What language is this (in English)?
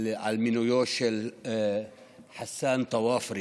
Hebrew